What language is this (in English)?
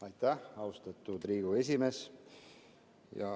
Estonian